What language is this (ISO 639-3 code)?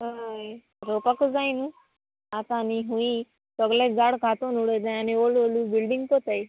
kok